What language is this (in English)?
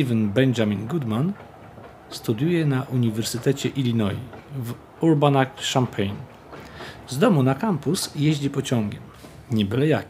Polish